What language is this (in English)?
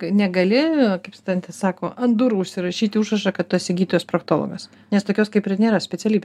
Lithuanian